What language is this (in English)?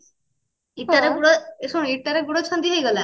Odia